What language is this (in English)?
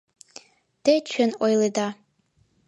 Mari